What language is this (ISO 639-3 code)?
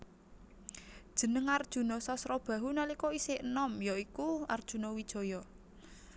jav